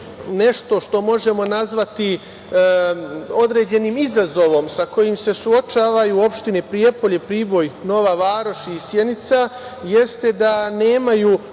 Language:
Serbian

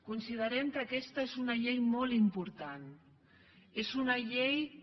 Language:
Catalan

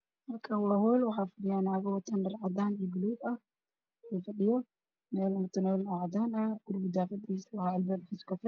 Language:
Somali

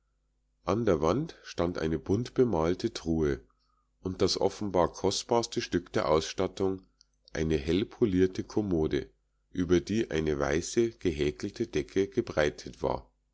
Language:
German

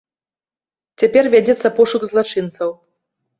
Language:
Belarusian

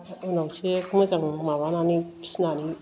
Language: Bodo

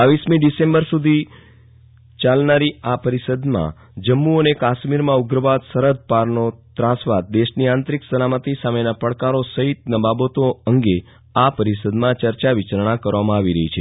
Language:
Gujarati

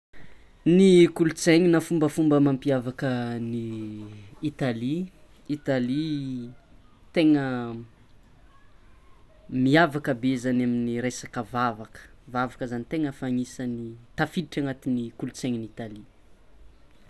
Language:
Tsimihety Malagasy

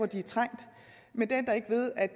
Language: Danish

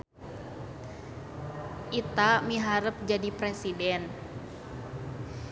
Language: Sundanese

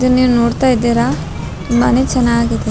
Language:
Kannada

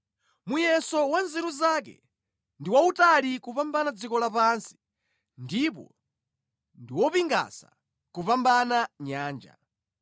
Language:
Nyanja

